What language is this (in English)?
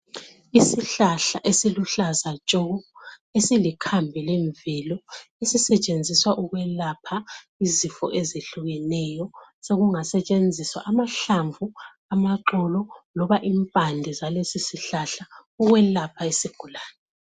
North Ndebele